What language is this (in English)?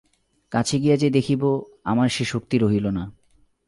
Bangla